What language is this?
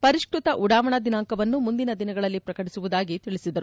Kannada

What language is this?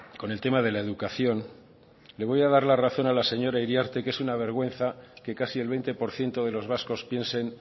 Spanish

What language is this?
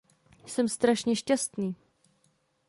Czech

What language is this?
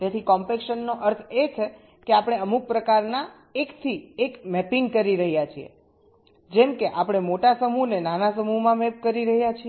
Gujarati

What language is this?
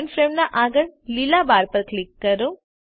Gujarati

